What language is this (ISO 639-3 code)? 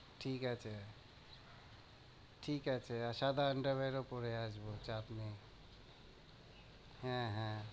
ben